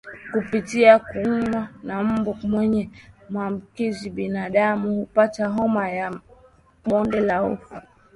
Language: Swahili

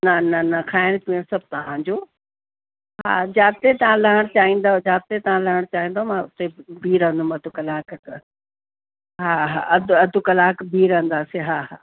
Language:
Sindhi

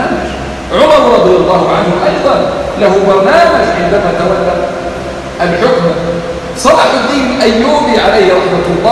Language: Arabic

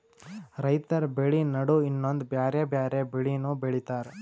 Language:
Kannada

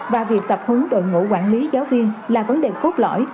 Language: Vietnamese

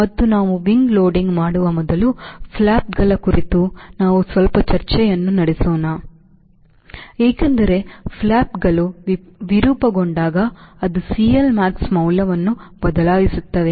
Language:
Kannada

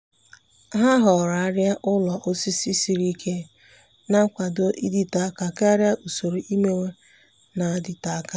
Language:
Igbo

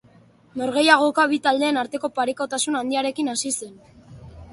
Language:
Basque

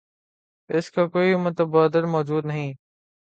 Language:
Urdu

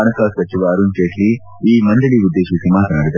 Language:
Kannada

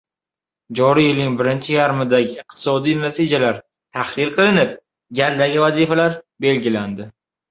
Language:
Uzbek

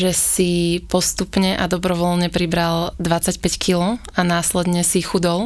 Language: Slovak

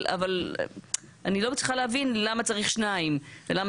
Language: Hebrew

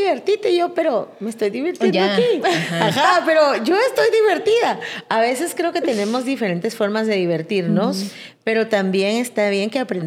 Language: Spanish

